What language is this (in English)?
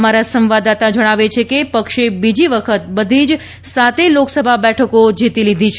Gujarati